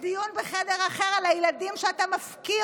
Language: Hebrew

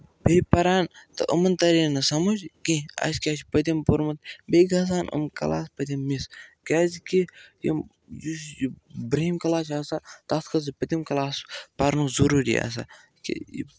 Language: Kashmiri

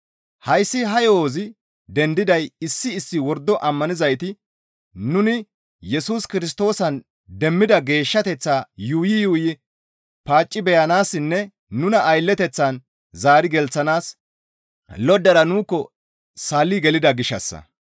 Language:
Gamo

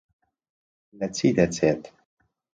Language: Central Kurdish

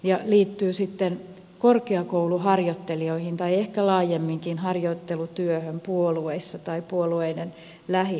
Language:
Finnish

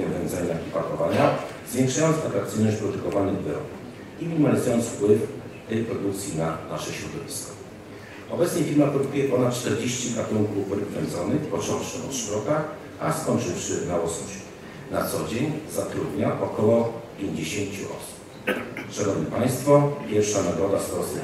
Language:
Polish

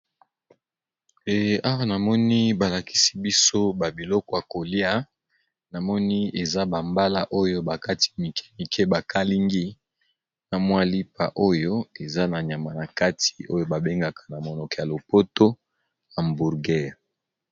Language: Lingala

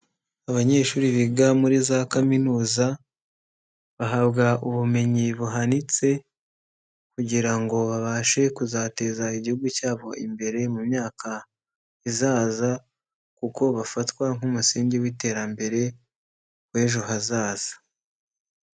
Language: Kinyarwanda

